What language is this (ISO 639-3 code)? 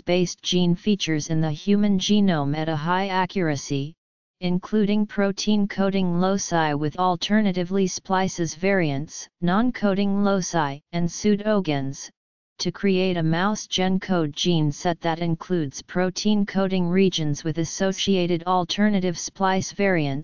eng